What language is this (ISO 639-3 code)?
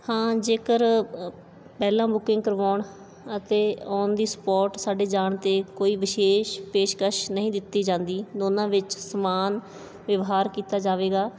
pan